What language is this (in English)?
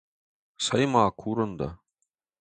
Ossetic